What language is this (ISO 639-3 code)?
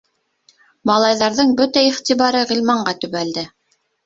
bak